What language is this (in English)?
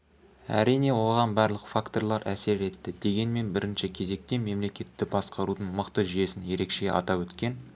Kazakh